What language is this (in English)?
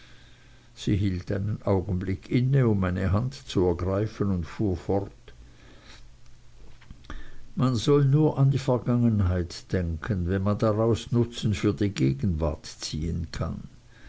German